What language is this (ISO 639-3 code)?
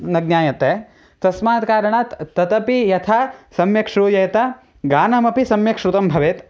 san